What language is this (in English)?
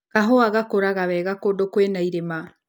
Kikuyu